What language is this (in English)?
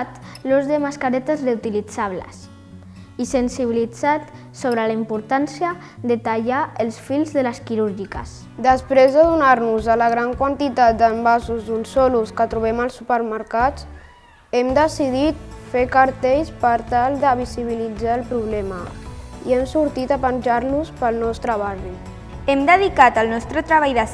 Catalan